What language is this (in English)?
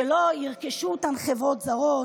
Hebrew